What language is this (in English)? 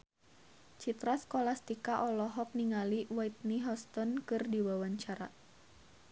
Sundanese